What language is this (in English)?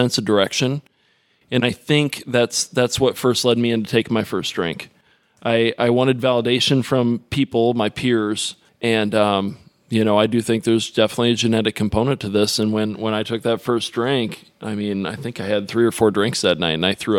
English